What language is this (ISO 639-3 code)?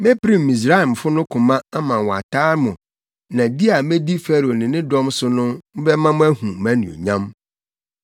aka